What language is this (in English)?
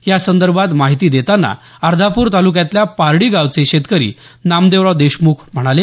Marathi